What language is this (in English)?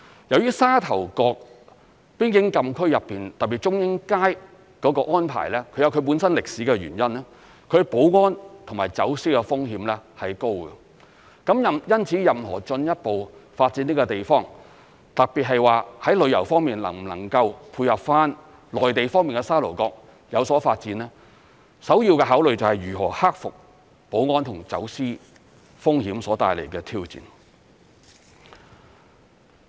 Cantonese